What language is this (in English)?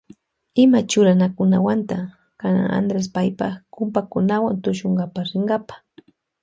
Loja Highland Quichua